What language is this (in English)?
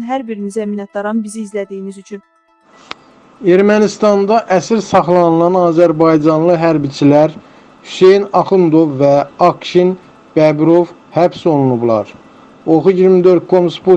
Turkish